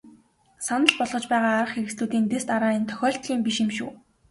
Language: Mongolian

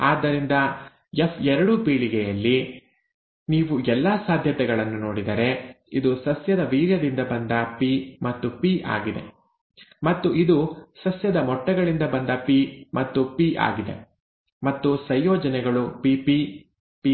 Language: Kannada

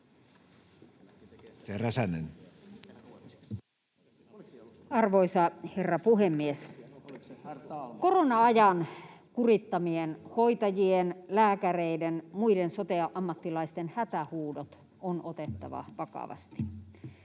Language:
Finnish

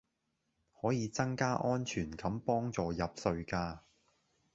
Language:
Cantonese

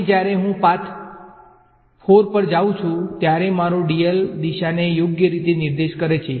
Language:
Gujarati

